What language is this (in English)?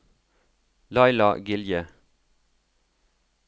Norwegian